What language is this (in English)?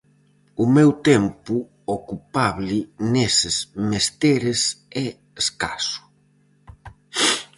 Galician